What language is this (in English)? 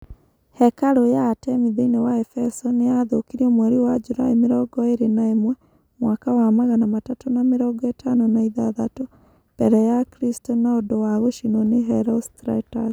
Kikuyu